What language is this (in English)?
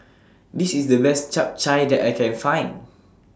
English